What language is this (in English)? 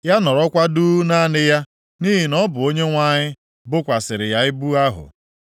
Igbo